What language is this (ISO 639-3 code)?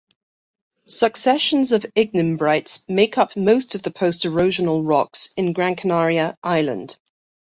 eng